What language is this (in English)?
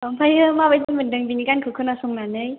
Bodo